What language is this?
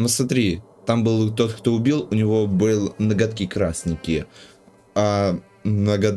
Russian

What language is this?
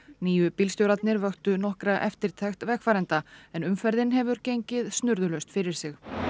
Icelandic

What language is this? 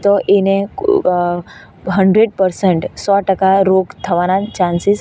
Gujarati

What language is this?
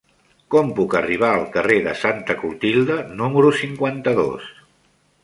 Catalan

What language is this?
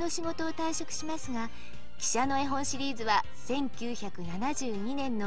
Japanese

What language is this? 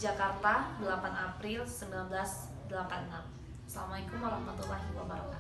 Indonesian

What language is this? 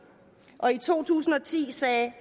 Danish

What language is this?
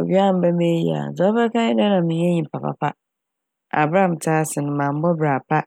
Akan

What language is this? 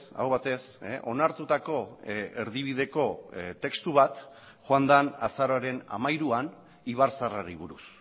Basque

